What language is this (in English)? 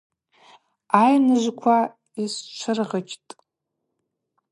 Abaza